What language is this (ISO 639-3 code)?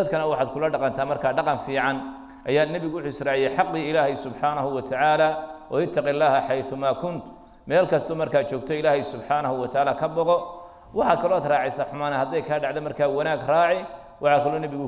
ara